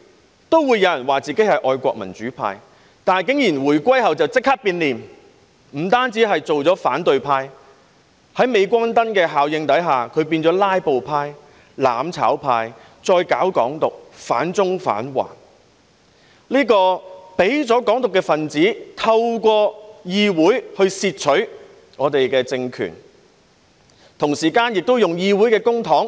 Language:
Cantonese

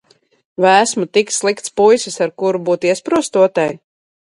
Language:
Latvian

